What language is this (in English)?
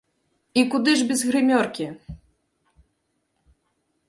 Belarusian